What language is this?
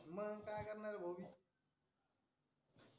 Marathi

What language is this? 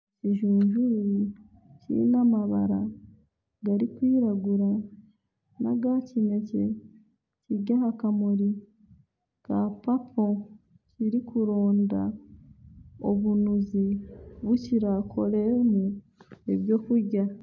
Nyankole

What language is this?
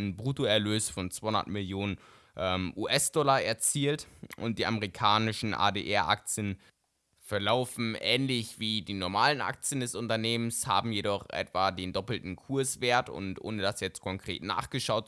German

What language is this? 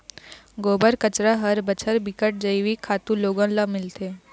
Chhattisgarhi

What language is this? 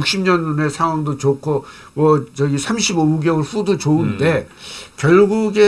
Korean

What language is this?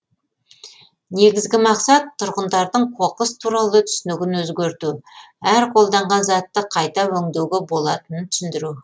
Kazakh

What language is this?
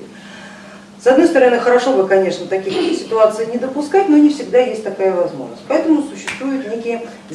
Russian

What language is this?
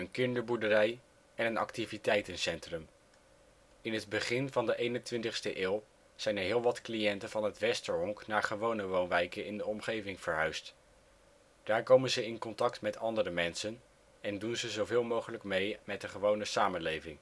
Dutch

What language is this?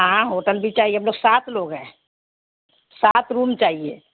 Urdu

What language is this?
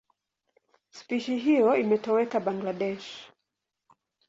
Swahili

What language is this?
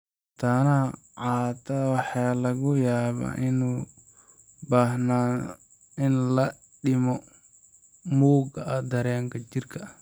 Somali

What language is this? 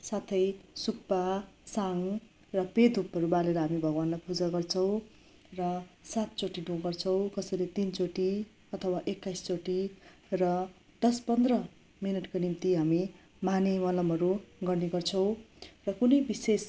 Nepali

